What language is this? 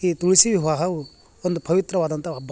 Kannada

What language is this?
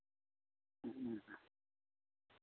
Santali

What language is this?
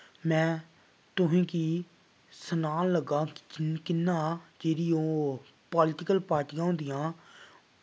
Dogri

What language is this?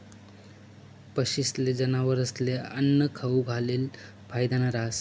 Marathi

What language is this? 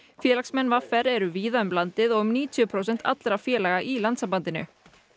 Icelandic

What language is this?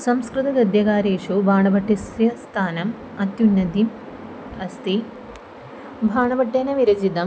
Sanskrit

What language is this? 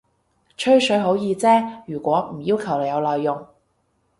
Cantonese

